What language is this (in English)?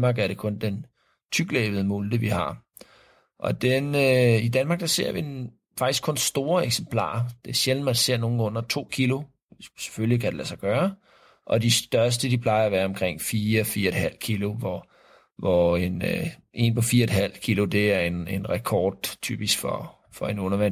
Danish